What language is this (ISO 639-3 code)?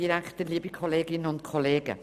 gsw